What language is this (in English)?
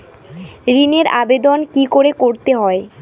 Bangla